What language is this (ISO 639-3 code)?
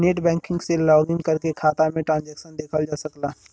bho